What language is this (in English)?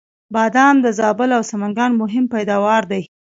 Pashto